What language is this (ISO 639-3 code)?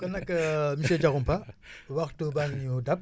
wol